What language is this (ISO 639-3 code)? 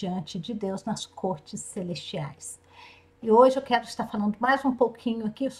por